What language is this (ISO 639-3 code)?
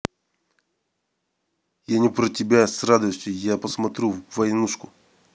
rus